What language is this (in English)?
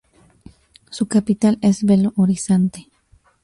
Spanish